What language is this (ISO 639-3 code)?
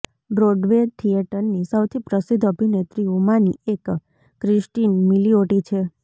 guj